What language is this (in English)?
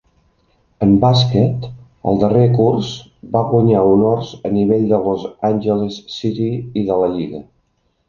Catalan